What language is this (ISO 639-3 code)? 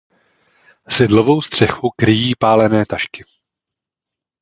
ces